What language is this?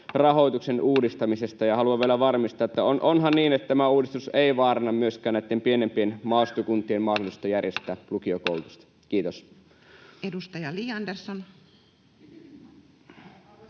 Finnish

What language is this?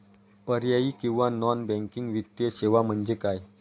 Marathi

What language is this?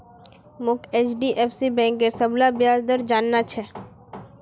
Magahi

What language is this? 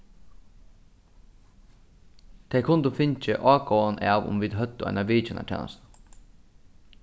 Faroese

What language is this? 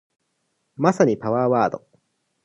Japanese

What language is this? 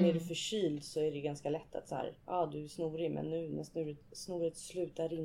Swedish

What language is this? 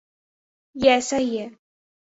Urdu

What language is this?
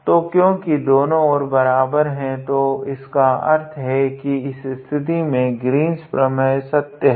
Hindi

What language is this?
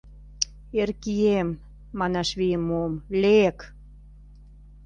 Mari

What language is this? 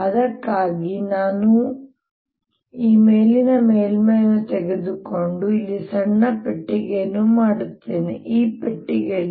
Kannada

